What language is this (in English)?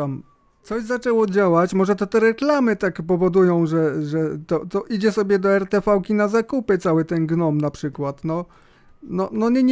Polish